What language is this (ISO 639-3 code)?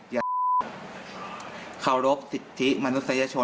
tha